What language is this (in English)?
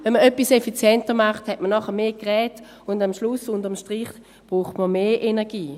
Swiss German